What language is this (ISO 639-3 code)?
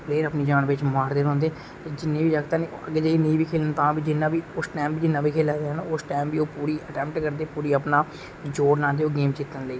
doi